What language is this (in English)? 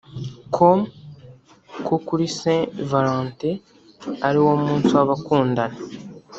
Kinyarwanda